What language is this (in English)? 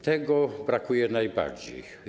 Polish